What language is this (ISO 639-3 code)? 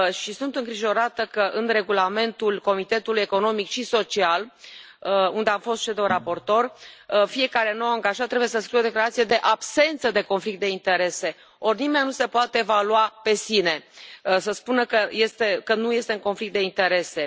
ron